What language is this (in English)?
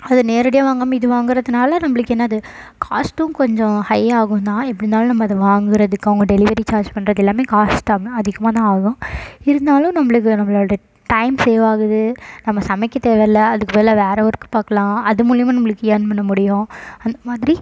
Tamil